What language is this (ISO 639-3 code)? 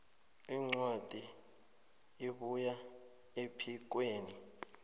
nbl